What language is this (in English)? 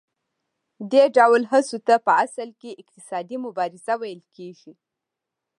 Pashto